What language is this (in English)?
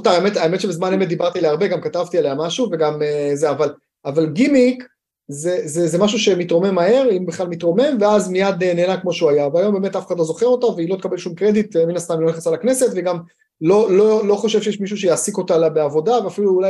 Hebrew